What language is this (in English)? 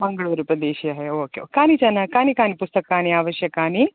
Sanskrit